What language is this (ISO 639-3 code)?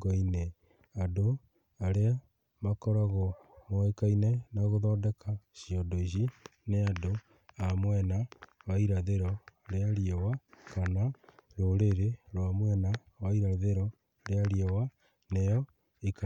kik